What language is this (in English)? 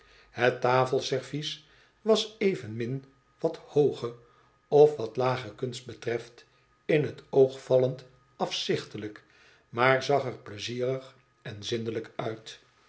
Dutch